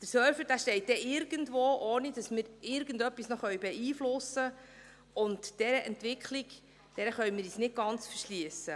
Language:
Swiss German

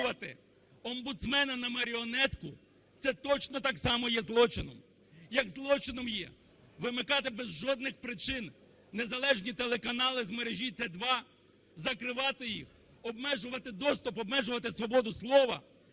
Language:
Ukrainian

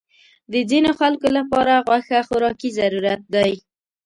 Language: Pashto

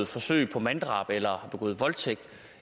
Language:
Danish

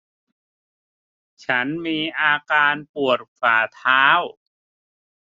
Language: Thai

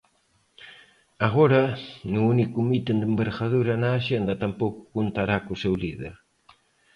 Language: Galician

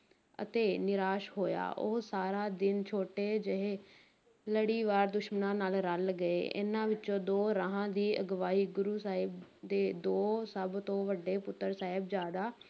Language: Punjabi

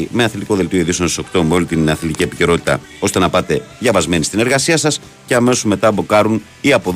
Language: Greek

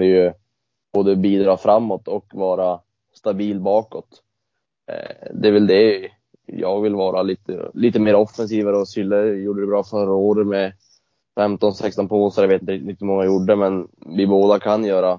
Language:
Swedish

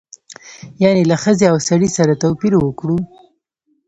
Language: Pashto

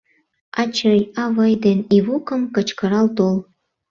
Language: Mari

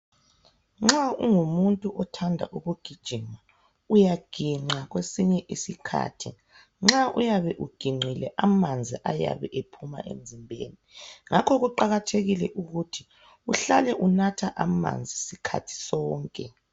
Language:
North Ndebele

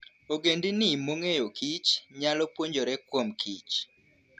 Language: Luo (Kenya and Tanzania)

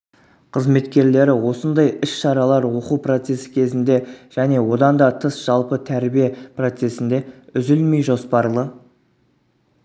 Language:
Kazakh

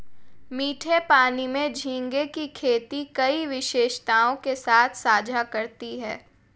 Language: Hindi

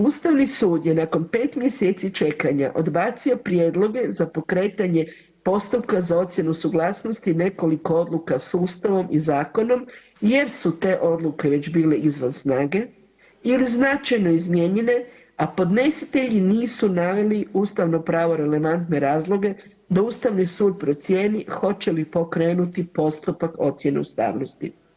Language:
Croatian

